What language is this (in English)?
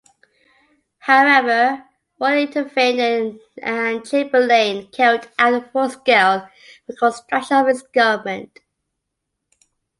English